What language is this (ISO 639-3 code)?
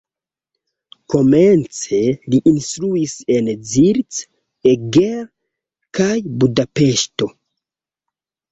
epo